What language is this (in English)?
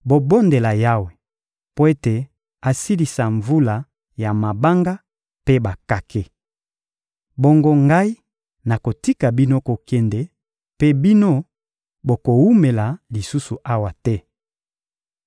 Lingala